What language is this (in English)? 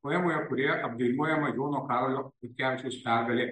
Lithuanian